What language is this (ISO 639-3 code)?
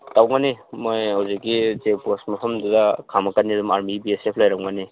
mni